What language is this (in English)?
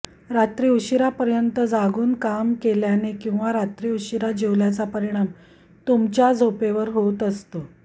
Marathi